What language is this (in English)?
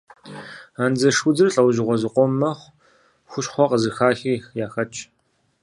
Kabardian